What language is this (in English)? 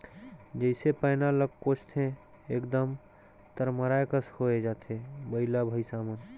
Chhattisgarhi